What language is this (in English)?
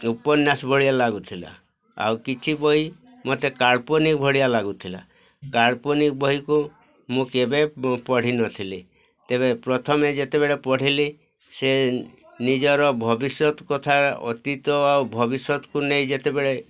Odia